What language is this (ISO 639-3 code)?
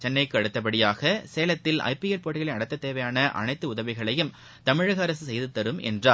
tam